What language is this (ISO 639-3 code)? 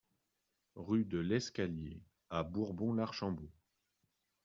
fra